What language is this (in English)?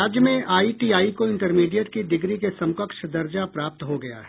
Hindi